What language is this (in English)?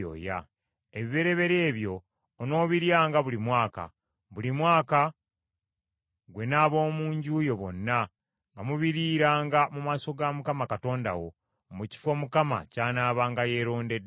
Ganda